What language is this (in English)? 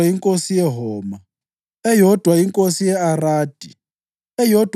North Ndebele